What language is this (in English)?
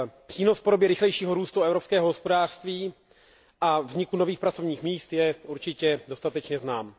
Czech